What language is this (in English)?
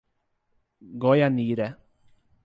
Portuguese